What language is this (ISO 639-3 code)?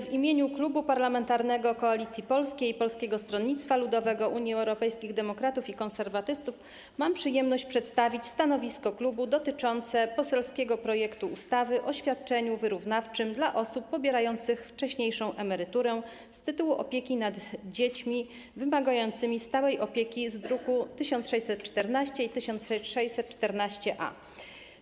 pol